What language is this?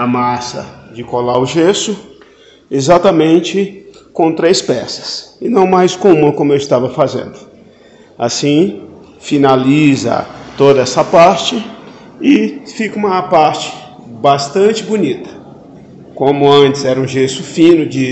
Portuguese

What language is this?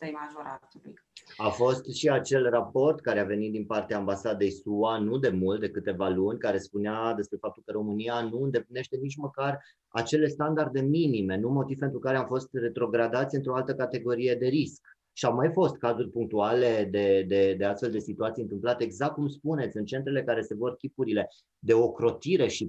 Romanian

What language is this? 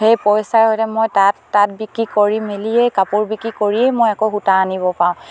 Assamese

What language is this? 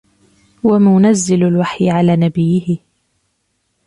Arabic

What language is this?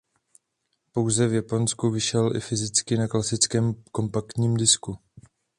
Czech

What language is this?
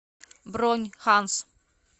Russian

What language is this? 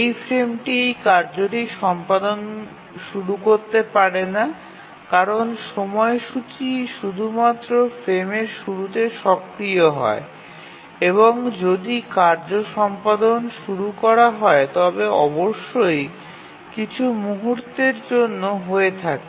Bangla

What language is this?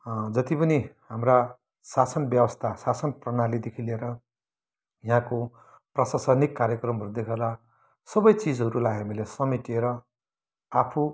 Nepali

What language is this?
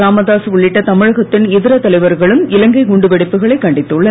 Tamil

